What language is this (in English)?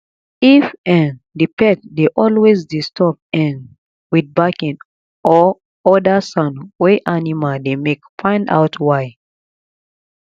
Nigerian Pidgin